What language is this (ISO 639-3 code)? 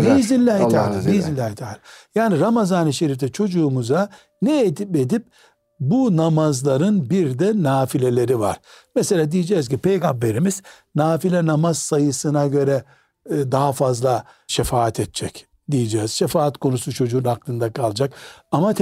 tur